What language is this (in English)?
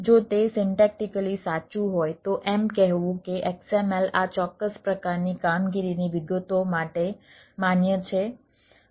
Gujarati